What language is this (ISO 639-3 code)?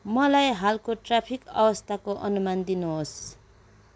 nep